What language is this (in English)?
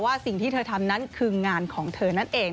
Thai